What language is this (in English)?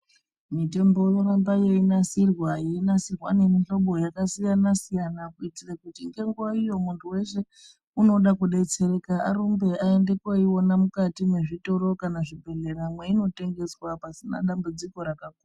Ndau